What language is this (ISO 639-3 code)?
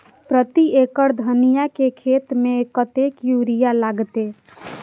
mai